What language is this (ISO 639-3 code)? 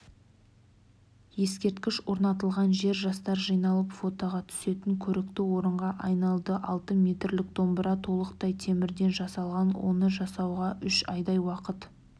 kaz